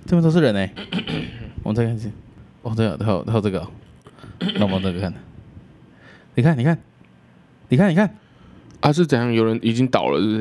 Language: Chinese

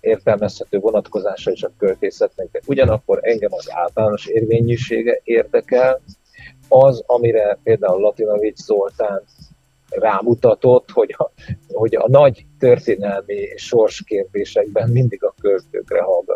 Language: Hungarian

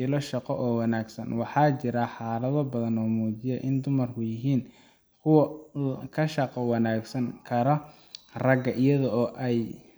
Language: Somali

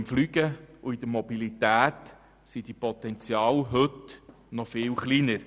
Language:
Swiss German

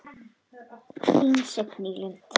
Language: Icelandic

